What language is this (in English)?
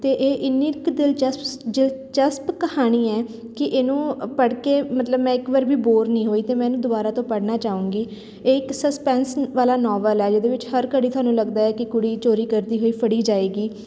Punjabi